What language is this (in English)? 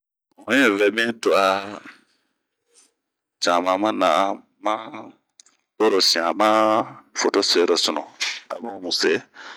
Bomu